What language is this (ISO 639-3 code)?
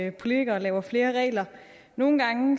dan